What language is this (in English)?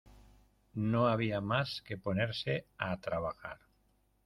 Spanish